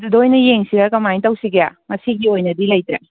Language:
Manipuri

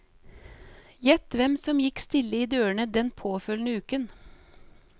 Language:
Norwegian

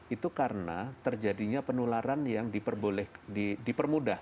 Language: Indonesian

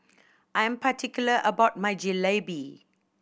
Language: English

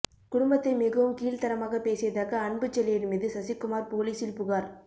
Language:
Tamil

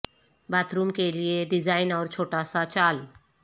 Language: Urdu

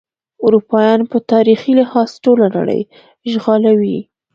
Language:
Pashto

